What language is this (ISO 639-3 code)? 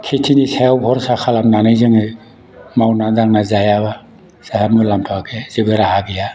brx